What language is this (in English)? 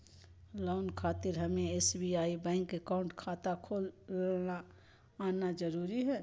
Magahi